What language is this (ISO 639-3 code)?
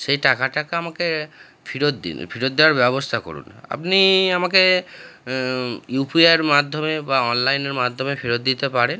ben